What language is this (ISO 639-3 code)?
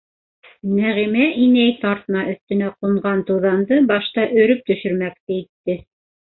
bak